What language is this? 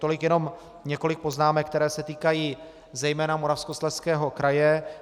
Czech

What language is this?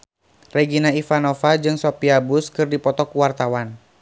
Sundanese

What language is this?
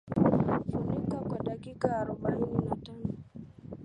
Swahili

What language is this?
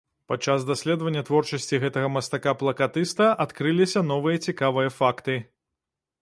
Belarusian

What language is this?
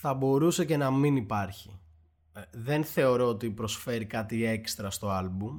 Greek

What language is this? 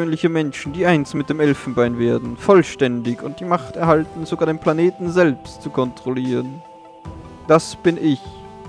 German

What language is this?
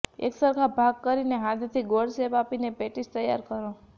Gujarati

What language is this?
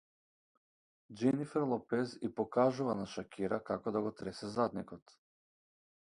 Macedonian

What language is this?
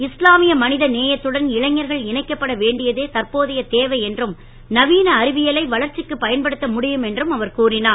Tamil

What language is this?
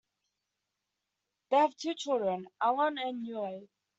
English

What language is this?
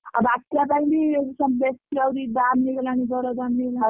Odia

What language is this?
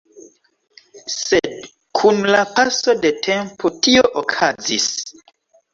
Esperanto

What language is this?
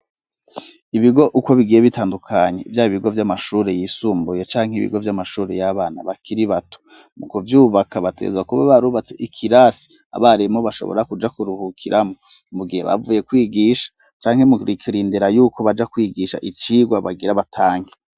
Rundi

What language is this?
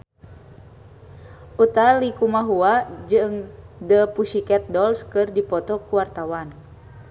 Sundanese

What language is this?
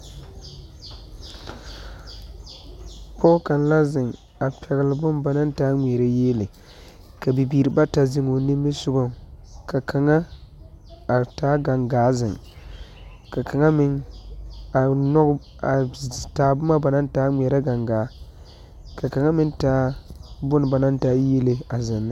Southern Dagaare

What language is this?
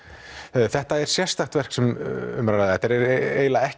Icelandic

